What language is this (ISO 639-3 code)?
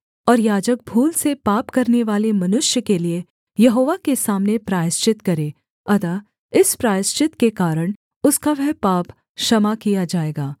hin